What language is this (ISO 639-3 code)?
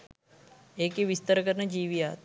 sin